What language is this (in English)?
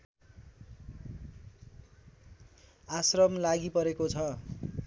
Nepali